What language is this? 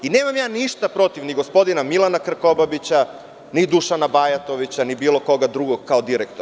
Serbian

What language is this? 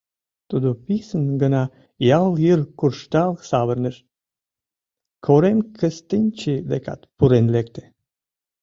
Mari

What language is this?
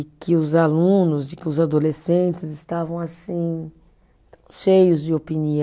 Portuguese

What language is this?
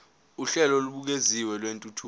Zulu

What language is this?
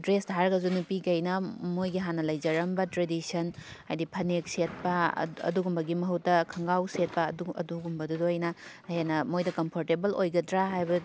Manipuri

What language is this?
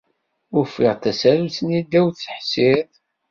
Kabyle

